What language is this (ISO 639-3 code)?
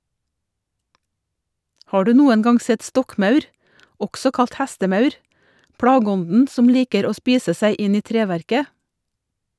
nor